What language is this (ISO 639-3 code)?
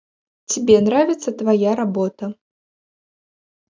rus